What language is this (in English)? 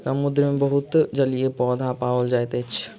Maithili